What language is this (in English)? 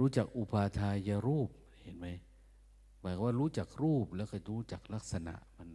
Thai